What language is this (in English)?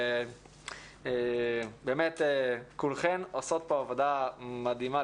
Hebrew